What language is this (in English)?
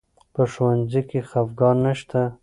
Pashto